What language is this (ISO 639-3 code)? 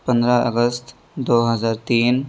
urd